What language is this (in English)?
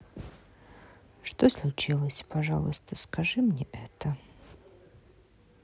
Russian